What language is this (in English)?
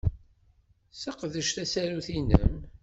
Kabyle